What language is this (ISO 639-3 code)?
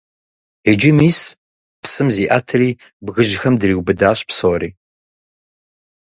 kbd